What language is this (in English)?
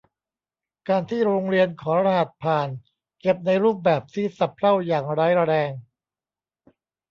Thai